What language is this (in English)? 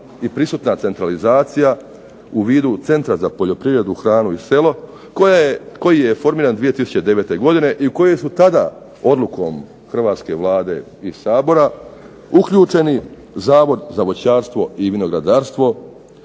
Croatian